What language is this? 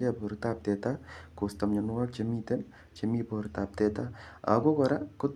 Kalenjin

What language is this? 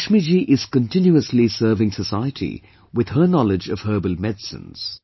English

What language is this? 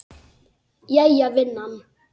Icelandic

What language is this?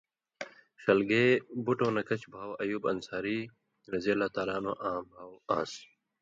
Indus Kohistani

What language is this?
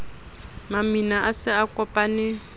Southern Sotho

